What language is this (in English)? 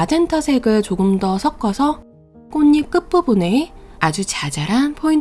Korean